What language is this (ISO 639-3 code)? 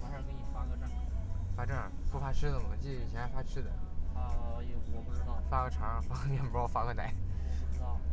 zho